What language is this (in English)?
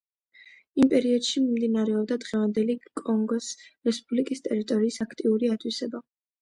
Georgian